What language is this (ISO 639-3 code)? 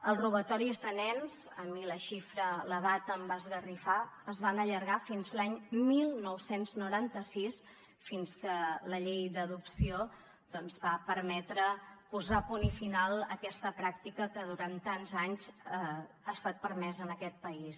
cat